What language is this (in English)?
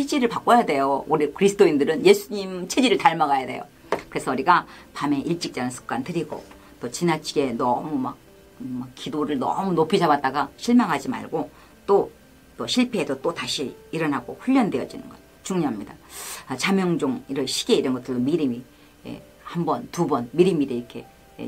Korean